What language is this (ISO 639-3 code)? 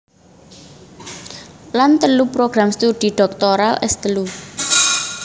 jav